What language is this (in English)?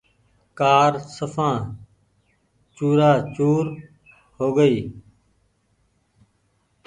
Goaria